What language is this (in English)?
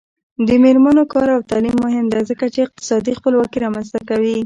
Pashto